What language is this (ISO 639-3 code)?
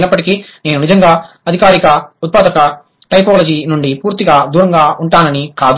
tel